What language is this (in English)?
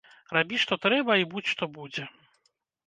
Belarusian